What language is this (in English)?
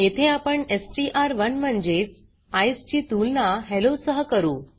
Marathi